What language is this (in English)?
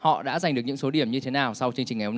Vietnamese